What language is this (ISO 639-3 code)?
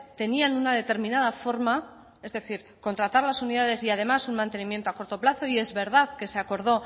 spa